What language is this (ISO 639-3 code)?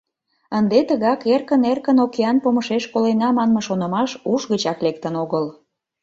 chm